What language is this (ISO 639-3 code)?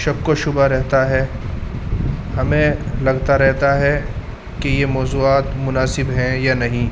urd